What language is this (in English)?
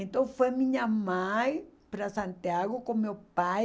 Portuguese